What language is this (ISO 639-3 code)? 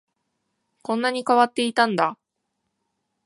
jpn